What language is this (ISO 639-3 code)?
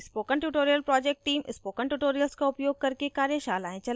hin